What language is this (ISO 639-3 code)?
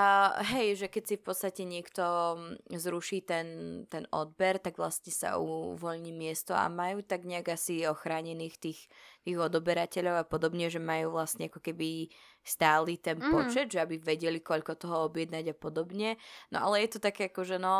slk